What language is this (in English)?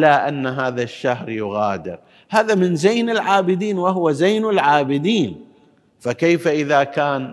Arabic